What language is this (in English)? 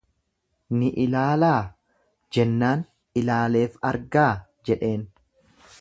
Oromo